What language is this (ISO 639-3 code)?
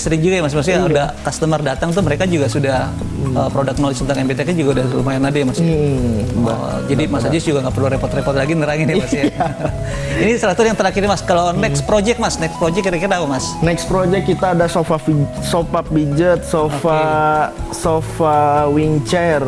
ind